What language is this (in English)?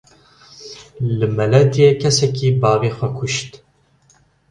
Kurdish